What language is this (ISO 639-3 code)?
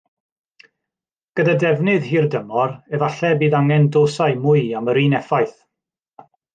cym